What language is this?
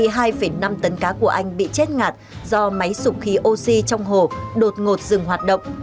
Vietnamese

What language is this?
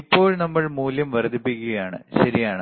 Malayalam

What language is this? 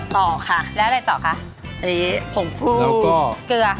Thai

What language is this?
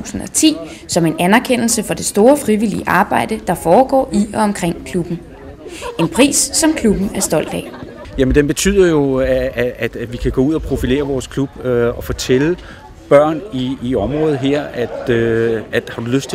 Danish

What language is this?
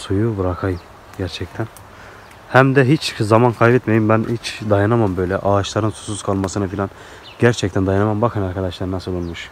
Turkish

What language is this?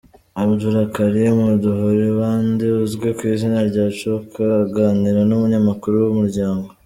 Kinyarwanda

